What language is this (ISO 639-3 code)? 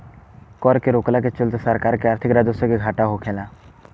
bho